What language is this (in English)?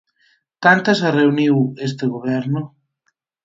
Galician